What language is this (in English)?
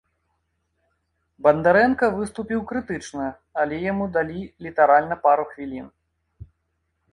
Belarusian